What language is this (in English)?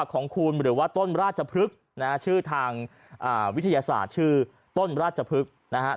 Thai